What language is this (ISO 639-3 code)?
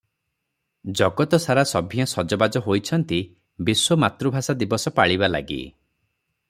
ori